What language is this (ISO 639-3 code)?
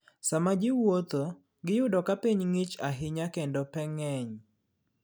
luo